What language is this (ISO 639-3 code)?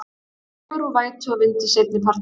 isl